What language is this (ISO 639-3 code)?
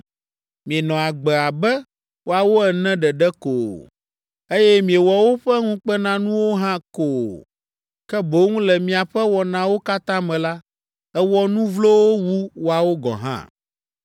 ewe